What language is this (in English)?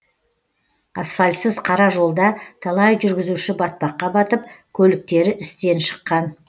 Kazakh